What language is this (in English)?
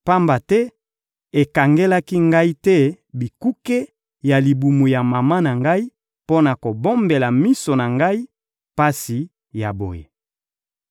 Lingala